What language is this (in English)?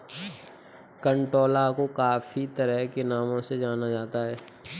Hindi